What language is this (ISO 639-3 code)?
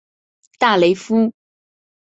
zho